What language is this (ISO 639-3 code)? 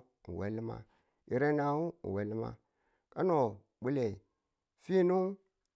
tul